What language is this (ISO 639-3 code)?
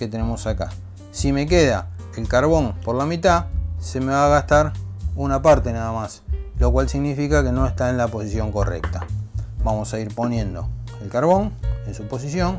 spa